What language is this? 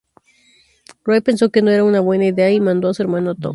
Spanish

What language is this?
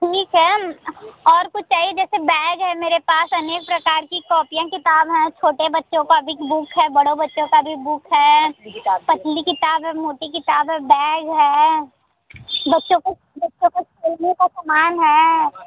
Hindi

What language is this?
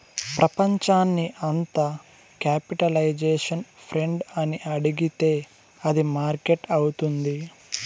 Telugu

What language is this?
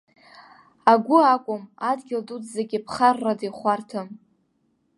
Abkhazian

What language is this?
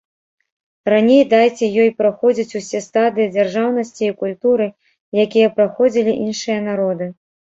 Belarusian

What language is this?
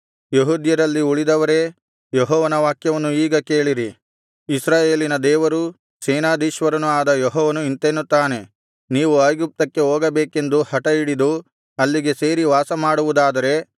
Kannada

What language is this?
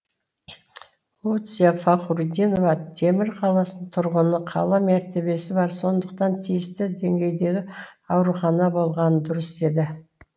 Kazakh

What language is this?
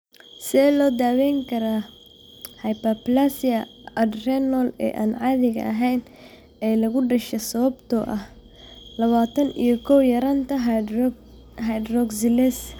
Somali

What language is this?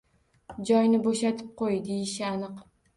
Uzbek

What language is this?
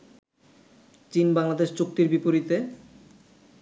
Bangla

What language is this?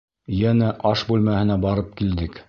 Bashkir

